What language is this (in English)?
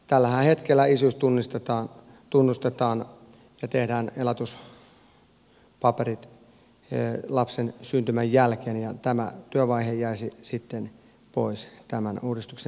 Finnish